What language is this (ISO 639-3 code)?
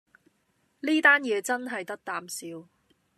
yue